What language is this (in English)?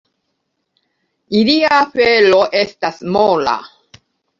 Esperanto